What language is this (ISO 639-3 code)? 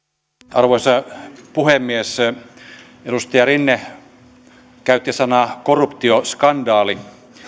fin